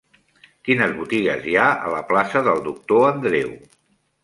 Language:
Catalan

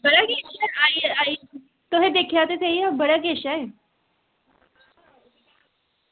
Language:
Dogri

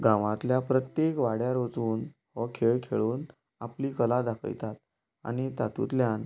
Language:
Konkani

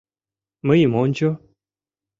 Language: Mari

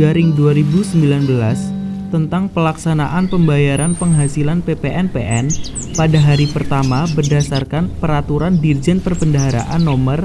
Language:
Indonesian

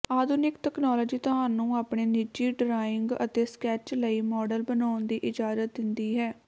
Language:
Punjabi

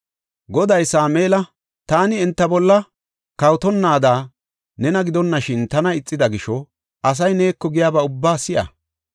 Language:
Gofa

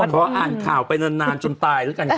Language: Thai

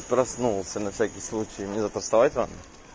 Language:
Russian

